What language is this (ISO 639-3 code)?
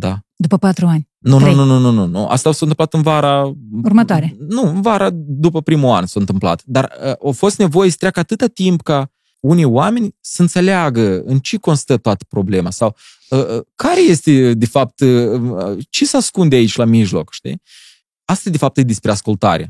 ron